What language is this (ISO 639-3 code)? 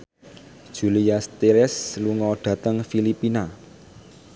jav